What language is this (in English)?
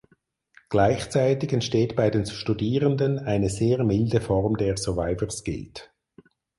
German